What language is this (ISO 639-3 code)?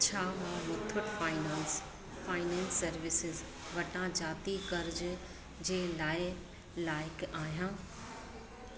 snd